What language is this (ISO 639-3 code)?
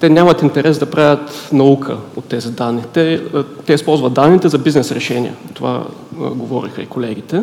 bul